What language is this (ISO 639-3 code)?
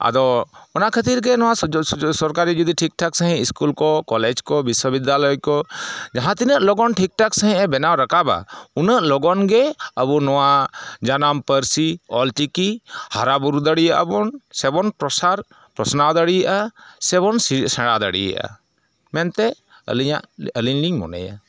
sat